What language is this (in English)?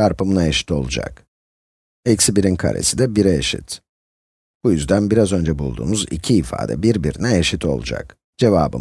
Turkish